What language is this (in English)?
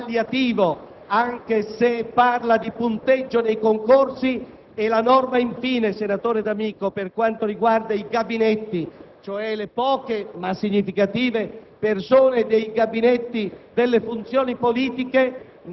Italian